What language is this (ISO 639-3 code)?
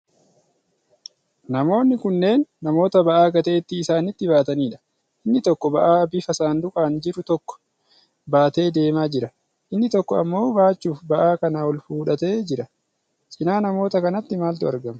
orm